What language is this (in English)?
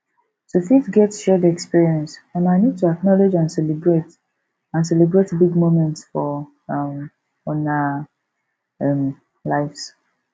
Nigerian Pidgin